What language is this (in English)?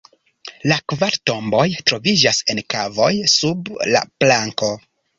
Esperanto